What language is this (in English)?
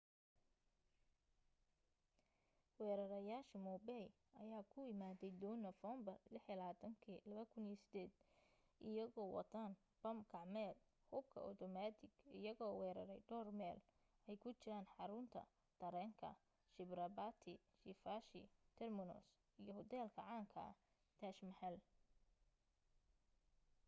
Somali